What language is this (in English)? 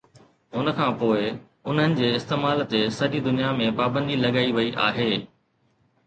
Sindhi